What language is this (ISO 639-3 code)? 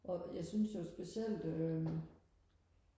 dan